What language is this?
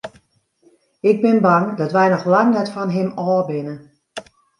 Western Frisian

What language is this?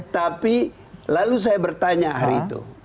Indonesian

